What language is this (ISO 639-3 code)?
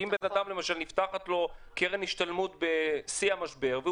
heb